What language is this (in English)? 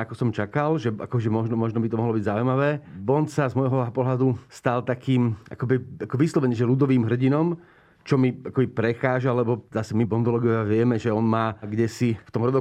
Slovak